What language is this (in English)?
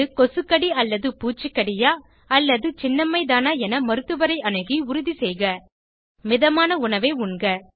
Tamil